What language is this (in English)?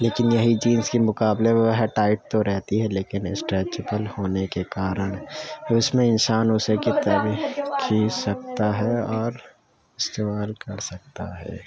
Urdu